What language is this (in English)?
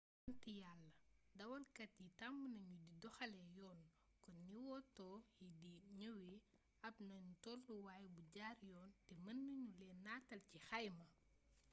Wolof